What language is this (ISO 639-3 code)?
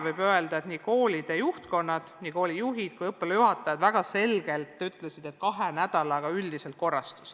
est